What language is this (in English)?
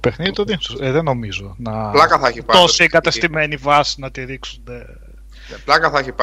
Greek